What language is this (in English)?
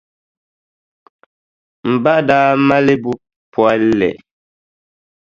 Dagbani